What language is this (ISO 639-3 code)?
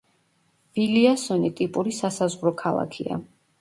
kat